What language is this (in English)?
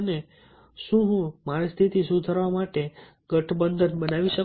Gujarati